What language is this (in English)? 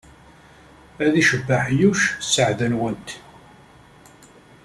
Kabyle